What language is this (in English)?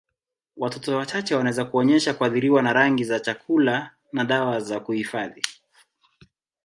Swahili